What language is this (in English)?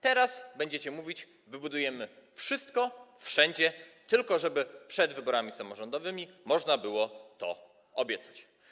Polish